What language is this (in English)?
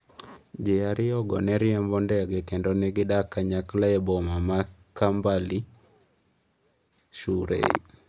Luo (Kenya and Tanzania)